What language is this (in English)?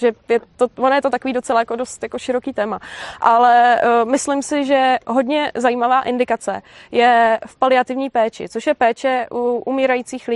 Czech